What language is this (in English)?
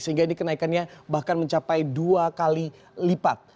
Indonesian